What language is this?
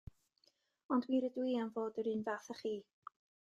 Welsh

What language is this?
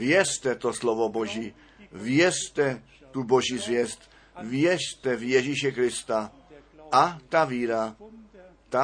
Czech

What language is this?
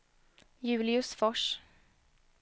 Swedish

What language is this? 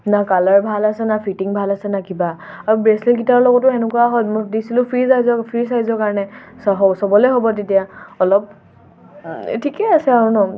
Assamese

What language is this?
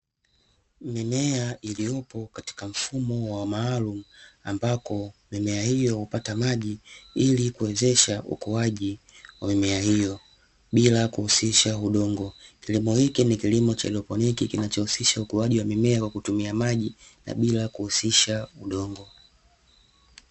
Swahili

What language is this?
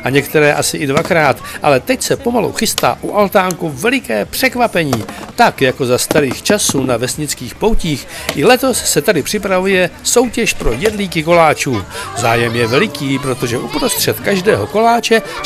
Czech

